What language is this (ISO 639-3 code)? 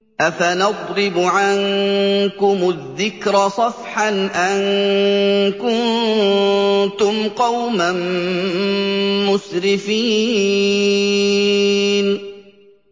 ara